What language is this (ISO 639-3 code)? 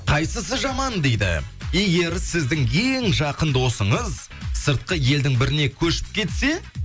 kaz